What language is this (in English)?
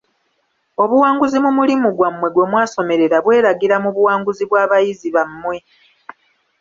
Ganda